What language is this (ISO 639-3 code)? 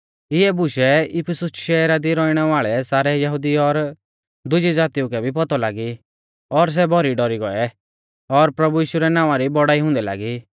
bfz